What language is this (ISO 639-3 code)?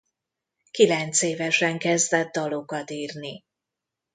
hun